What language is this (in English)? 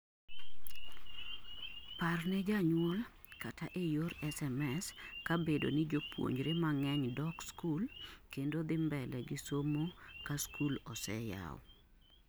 Luo (Kenya and Tanzania)